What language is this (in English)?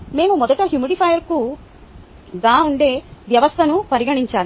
Telugu